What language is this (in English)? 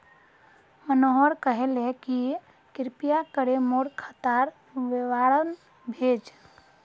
Magahi